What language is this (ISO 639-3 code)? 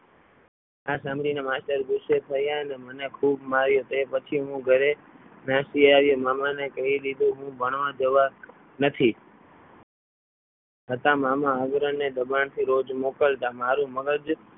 guj